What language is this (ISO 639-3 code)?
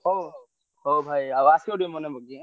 ori